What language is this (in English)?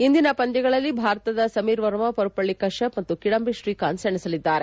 Kannada